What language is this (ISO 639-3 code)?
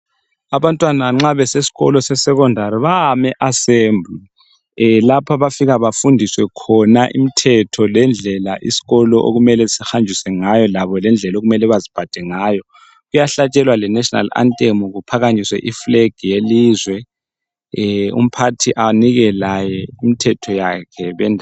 nde